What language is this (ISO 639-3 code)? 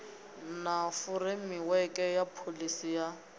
ven